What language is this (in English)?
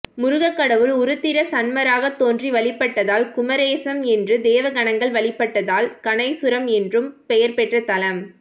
Tamil